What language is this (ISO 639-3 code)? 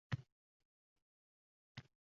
uzb